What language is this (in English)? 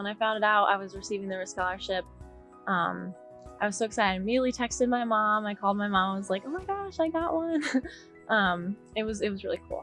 English